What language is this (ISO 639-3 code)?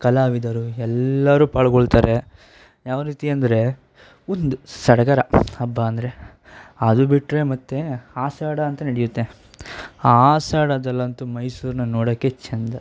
kan